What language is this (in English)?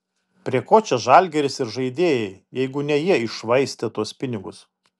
Lithuanian